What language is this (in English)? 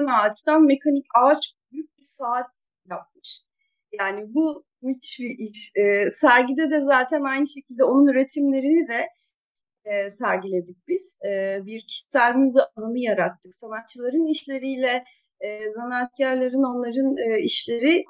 Turkish